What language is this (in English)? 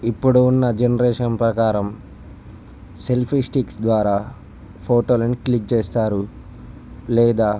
Telugu